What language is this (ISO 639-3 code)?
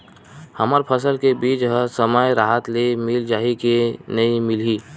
hne